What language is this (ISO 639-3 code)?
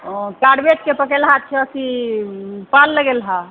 mai